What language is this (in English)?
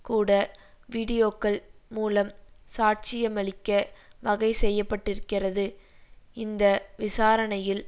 Tamil